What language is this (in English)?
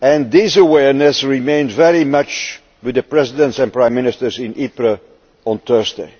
English